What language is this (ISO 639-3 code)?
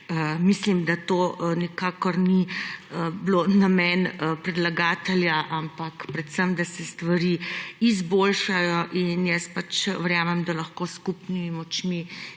slv